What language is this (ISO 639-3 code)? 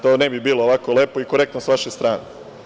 srp